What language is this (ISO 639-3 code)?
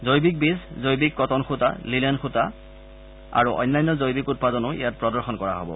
asm